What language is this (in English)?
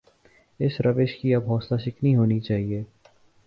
Urdu